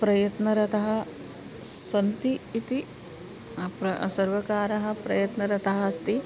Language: Sanskrit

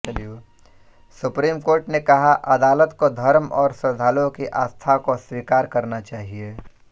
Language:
Hindi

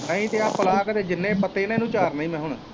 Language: Punjabi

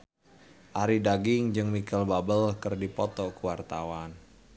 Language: Sundanese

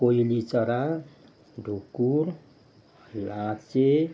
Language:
Nepali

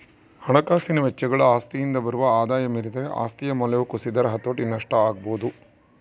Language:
Kannada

